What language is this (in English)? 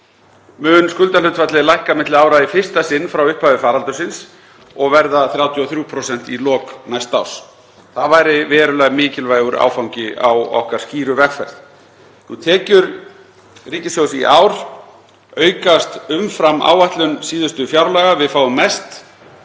Icelandic